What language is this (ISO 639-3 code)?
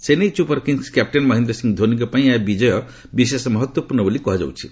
ori